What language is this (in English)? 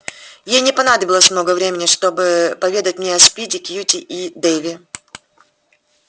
Russian